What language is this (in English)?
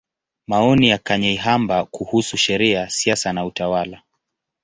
Swahili